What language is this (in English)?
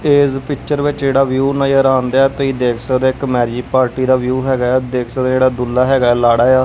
Punjabi